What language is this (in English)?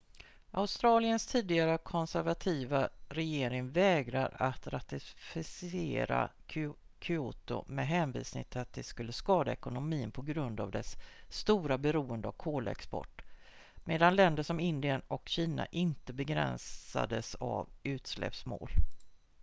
Swedish